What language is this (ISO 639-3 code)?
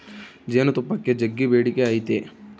kan